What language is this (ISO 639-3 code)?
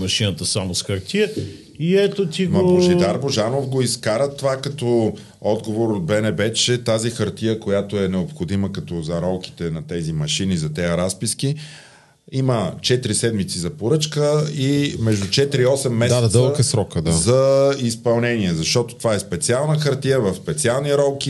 bul